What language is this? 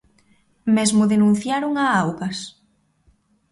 Galician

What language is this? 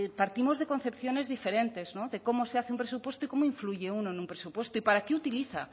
Spanish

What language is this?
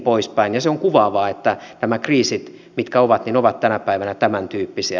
Finnish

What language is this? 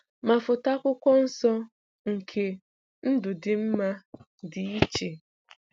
Igbo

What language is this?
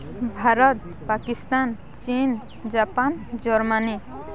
Odia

